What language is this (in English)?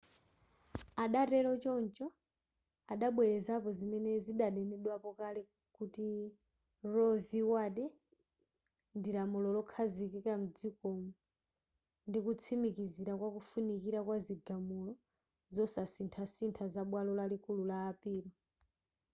Nyanja